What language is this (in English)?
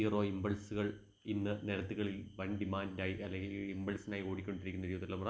Malayalam